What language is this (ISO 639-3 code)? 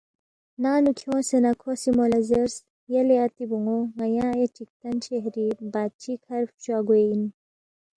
bft